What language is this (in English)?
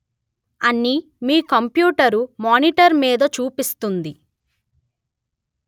Telugu